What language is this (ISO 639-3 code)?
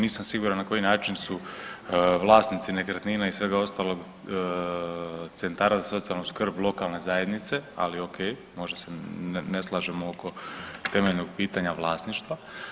hrv